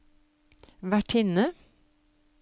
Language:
Norwegian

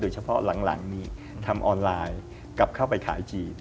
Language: Thai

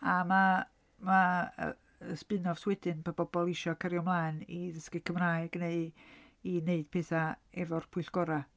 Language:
Welsh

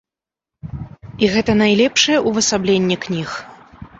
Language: Belarusian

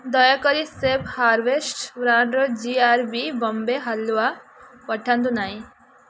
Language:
Odia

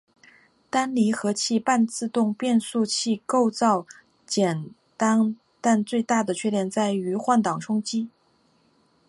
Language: Chinese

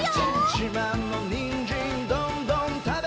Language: Japanese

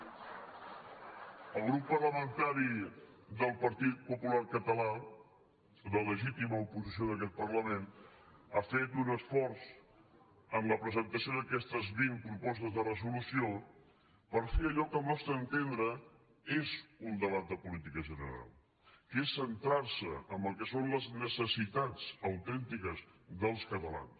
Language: Catalan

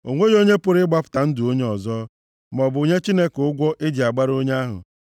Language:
Igbo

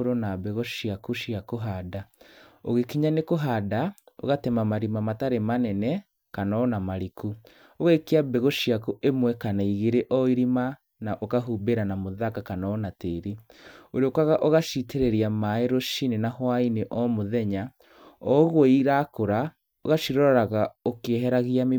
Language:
Kikuyu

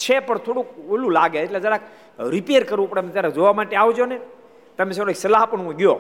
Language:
Gujarati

